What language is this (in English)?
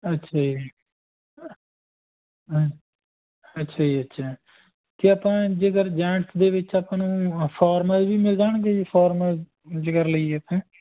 Punjabi